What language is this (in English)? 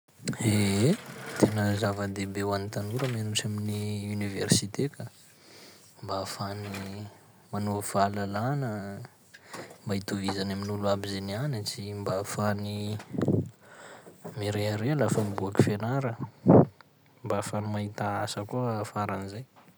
Sakalava Malagasy